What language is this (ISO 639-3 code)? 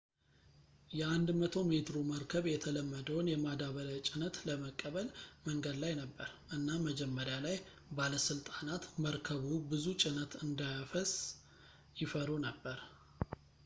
amh